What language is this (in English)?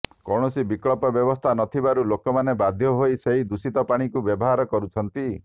Odia